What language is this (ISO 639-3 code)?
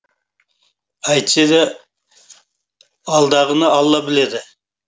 kaz